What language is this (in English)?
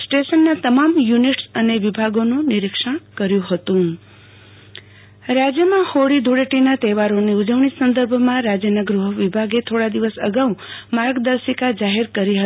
Gujarati